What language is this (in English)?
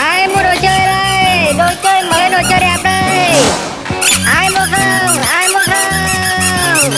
Vietnamese